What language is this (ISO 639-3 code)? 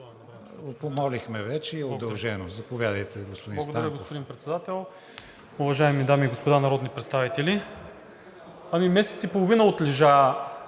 bul